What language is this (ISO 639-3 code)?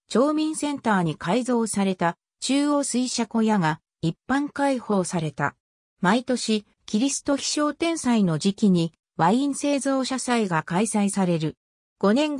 jpn